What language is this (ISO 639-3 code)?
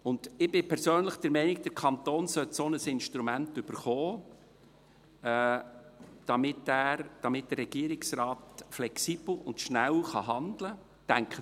gsw